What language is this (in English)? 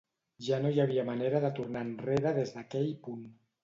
Catalan